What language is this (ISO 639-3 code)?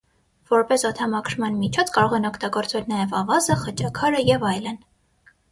hye